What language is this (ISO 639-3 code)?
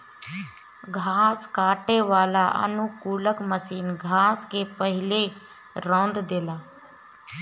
bho